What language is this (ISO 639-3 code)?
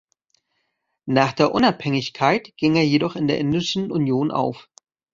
deu